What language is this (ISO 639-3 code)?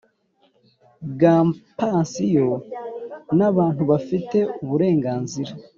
kin